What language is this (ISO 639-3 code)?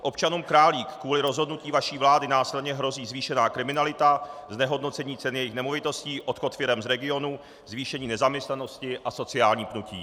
ces